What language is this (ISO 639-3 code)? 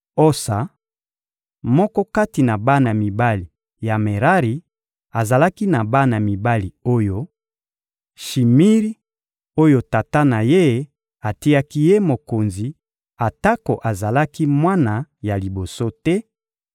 lin